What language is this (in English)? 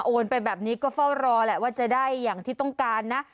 Thai